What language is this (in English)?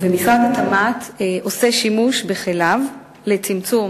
Hebrew